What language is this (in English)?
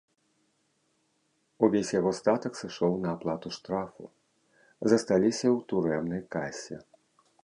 Belarusian